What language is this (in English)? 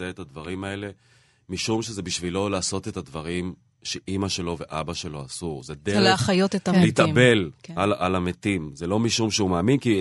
Hebrew